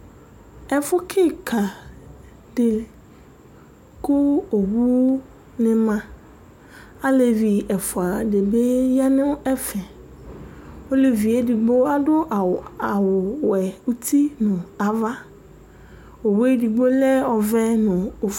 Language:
Ikposo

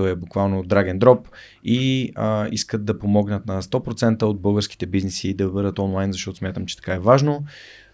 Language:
Bulgarian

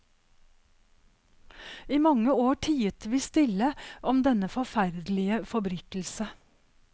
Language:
Norwegian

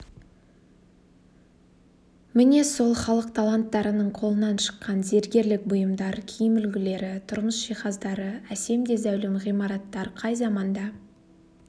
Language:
Kazakh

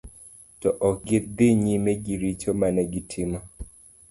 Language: Luo (Kenya and Tanzania)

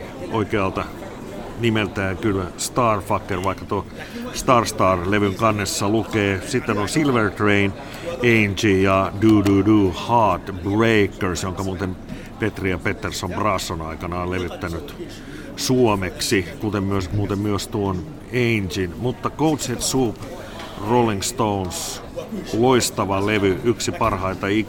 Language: Finnish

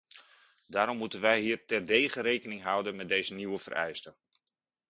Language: Dutch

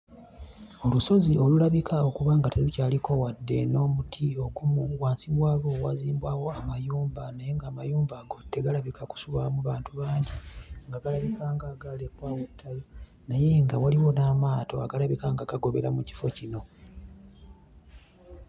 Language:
Ganda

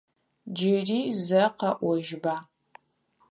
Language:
Adyghe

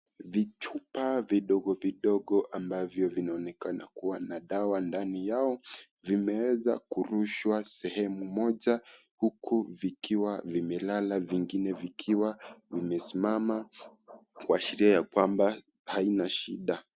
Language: Swahili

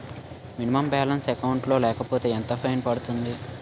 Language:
Telugu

